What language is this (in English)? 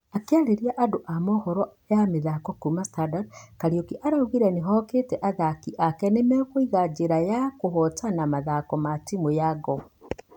Kikuyu